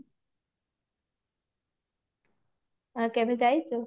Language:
Odia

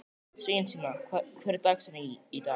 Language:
Icelandic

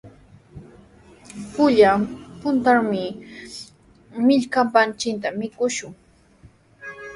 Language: Sihuas Ancash Quechua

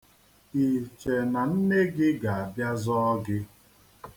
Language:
Igbo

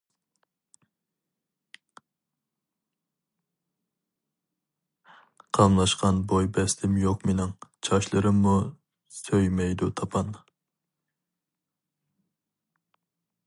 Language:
Uyghur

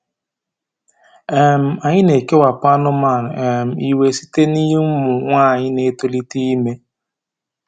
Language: Igbo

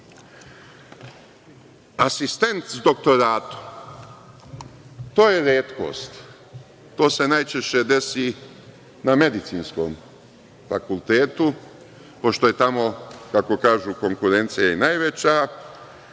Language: Serbian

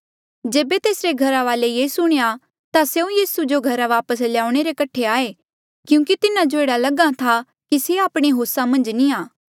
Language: Mandeali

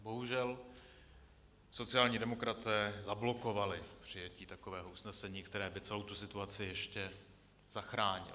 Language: Czech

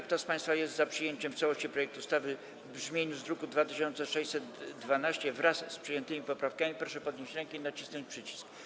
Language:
Polish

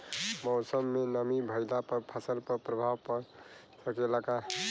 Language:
Bhojpuri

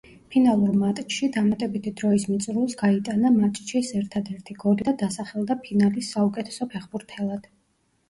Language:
Georgian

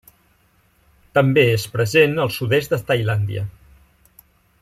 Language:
Catalan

